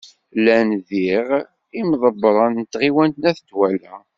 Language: Kabyle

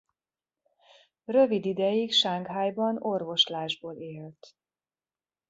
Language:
Hungarian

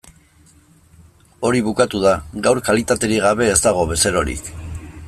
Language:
Basque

